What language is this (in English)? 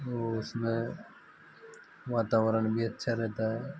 Hindi